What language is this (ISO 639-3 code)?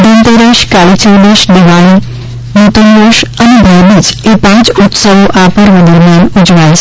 guj